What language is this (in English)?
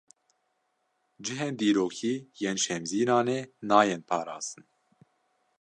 Kurdish